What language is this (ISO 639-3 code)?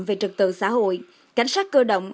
vie